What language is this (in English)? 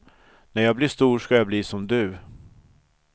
Swedish